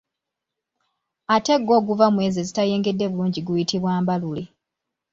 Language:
Ganda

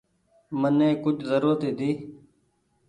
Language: Goaria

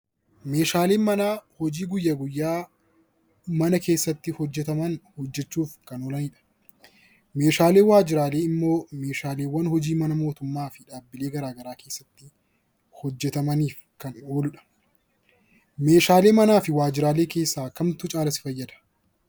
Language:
Oromo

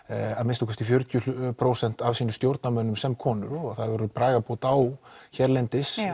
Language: Icelandic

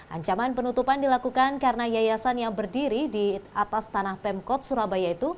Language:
Indonesian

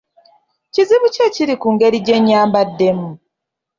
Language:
Ganda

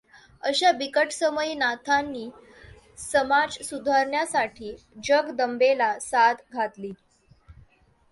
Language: Marathi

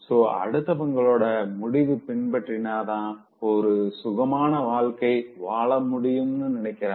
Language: Tamil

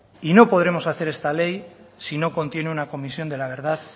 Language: Spanish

